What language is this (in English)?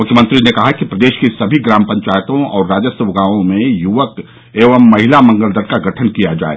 Hindi